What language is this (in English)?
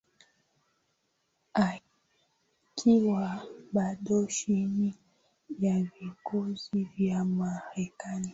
Swahili